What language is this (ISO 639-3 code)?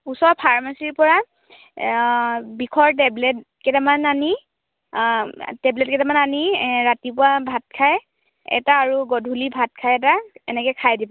asm